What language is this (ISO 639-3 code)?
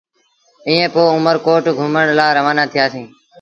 sbn